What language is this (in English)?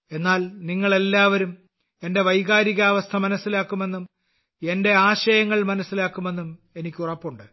Malayalam